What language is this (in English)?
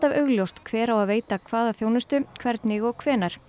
Icelandic